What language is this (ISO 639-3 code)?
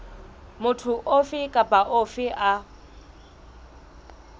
sot